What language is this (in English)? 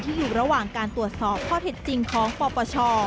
Thai